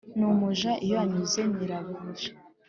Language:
Kinyarwanda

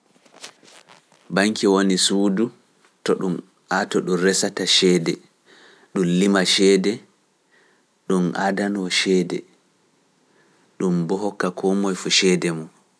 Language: Pular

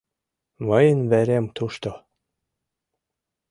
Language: Mari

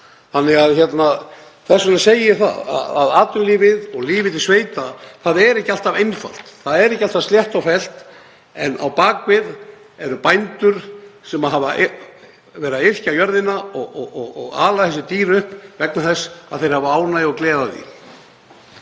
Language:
Icelandic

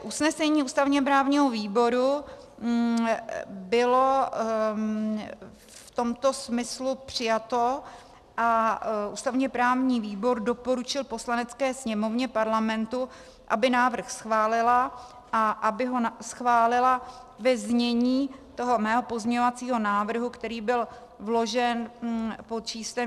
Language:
Czech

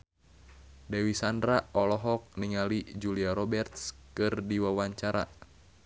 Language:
Sundanese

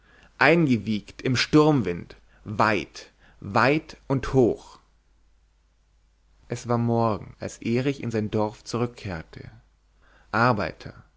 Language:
German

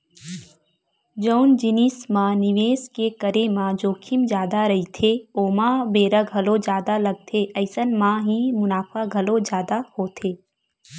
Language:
Chhattisgarhi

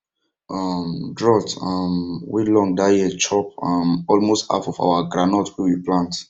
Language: Nigerian Pidgin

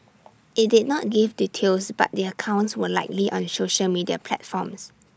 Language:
English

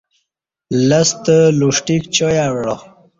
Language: Kati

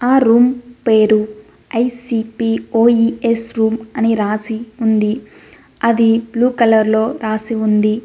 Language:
Telugu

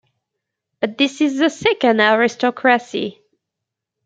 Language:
English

